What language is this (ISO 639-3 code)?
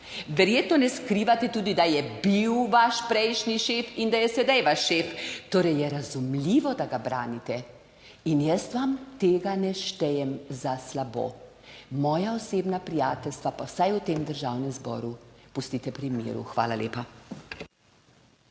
slv